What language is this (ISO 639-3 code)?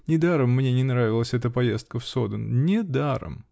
rus